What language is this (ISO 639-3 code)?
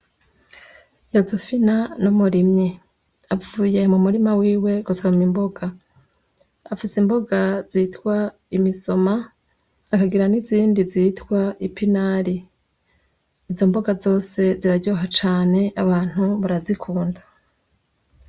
run